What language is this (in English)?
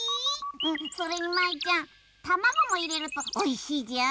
Japanese